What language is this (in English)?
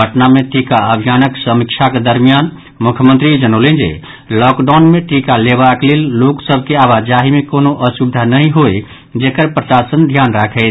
Maithili